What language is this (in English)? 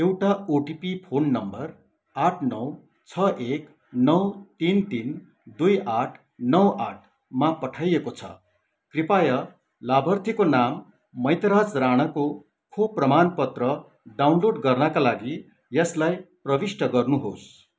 Nepali